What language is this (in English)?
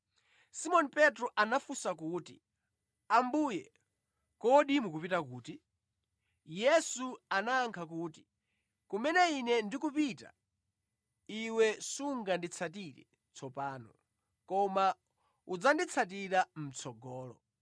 Nyanja